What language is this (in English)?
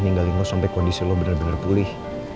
Indonesian